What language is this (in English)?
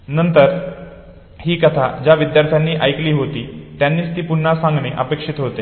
Marathi